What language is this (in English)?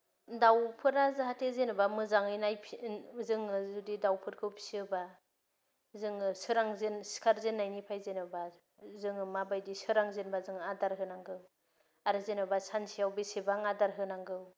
Bodo